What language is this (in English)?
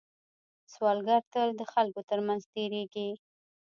Pashto